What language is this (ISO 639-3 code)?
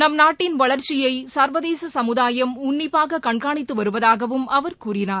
tam